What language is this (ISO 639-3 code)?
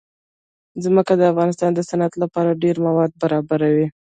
pus